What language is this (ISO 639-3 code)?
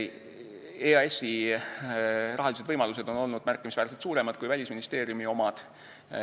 est